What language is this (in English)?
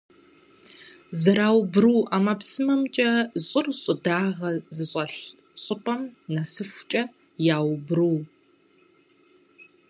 Kabardian